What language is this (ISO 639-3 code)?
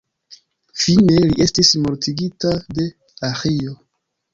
epo